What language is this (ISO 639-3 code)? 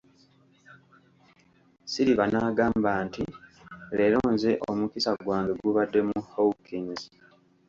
lug